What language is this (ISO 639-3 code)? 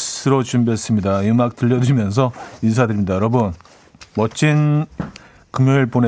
kor